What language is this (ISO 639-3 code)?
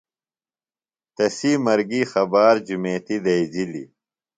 phl